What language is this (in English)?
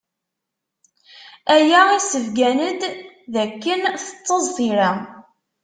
Kabyle